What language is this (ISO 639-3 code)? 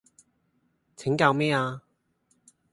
yue